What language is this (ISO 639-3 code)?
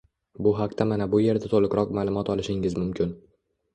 uzb